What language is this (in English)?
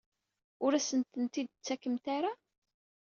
Kabyle